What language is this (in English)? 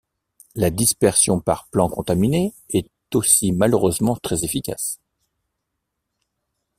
French